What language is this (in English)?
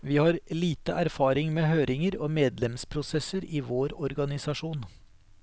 Norwegian